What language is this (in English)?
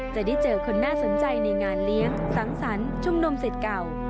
Thai